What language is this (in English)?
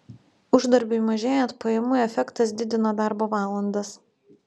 Lithuanian